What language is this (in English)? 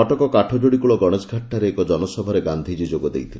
Odia